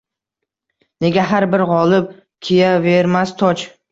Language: Uzbek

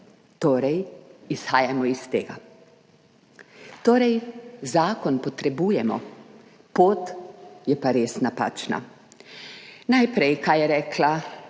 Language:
Slovenian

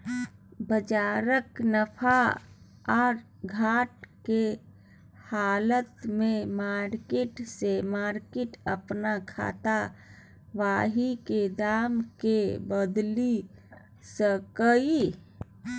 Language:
Maithili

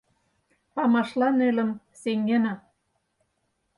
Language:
Mari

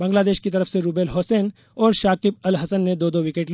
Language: Hindi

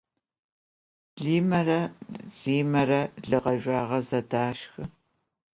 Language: Adyghe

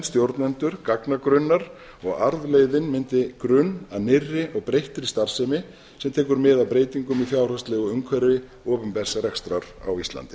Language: Icelandic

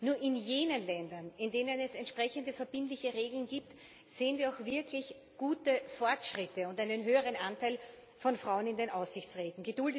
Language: German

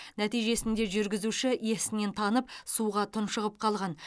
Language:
Kazakh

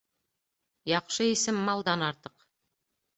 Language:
Bashkir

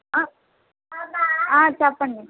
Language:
Telugu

